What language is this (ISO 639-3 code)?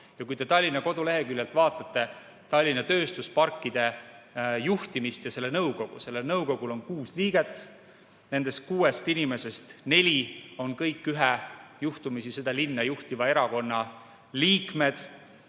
est